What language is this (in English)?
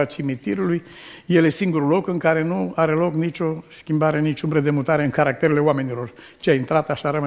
Romanian